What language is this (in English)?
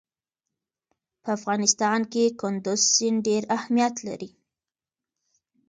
Pashto